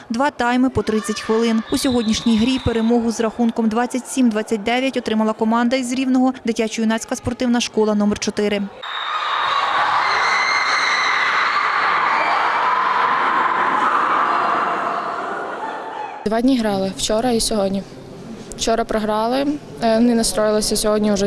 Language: Ukrainian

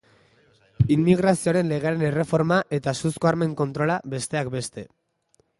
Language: Basque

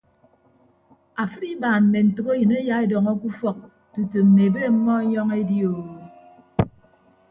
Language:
Ibibio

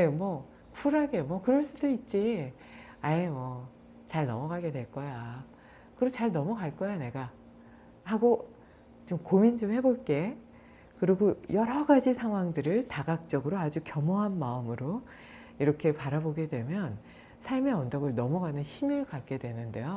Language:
Korean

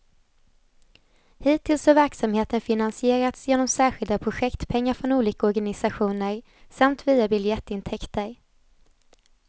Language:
Swedish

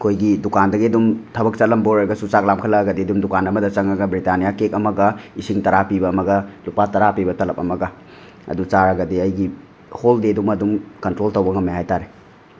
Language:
Manipuri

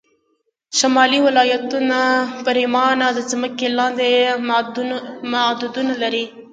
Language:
Pashto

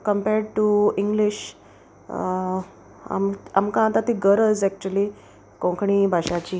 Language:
Konkani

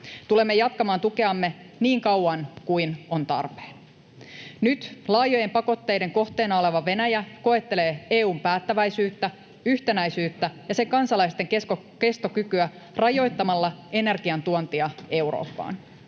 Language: Finnish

